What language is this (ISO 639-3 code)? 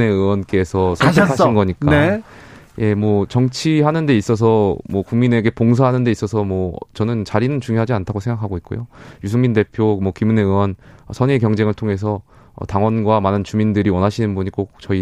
kor